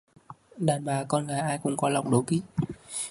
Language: Vietnamese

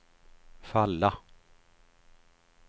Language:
Swedish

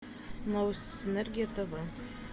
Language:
Russian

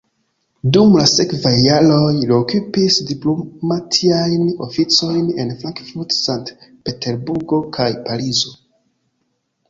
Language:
Esperanto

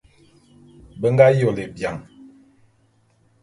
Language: Bulu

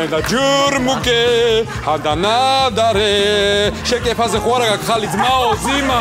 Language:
Turkish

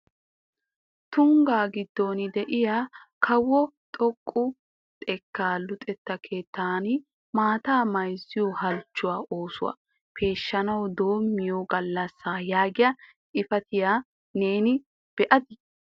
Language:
Wolaytta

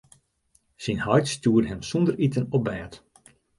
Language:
Western Frisian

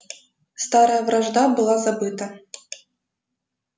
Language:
Russian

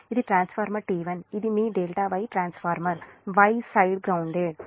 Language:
Telugu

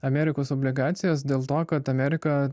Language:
Lithuanian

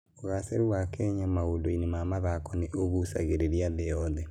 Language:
Kikuyu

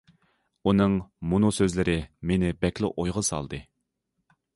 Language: Uyghur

